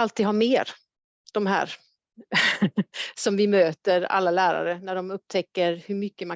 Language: Swedish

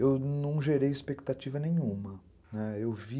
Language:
Portuguese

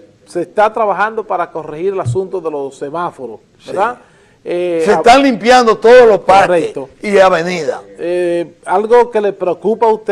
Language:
Spanish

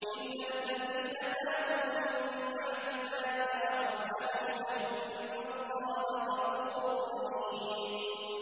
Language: Arabic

